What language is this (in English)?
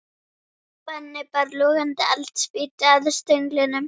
Icelandic